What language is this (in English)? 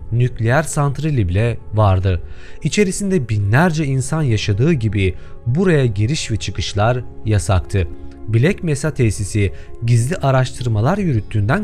Turkish